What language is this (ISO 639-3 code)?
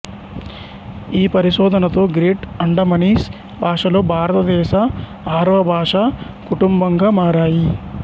tel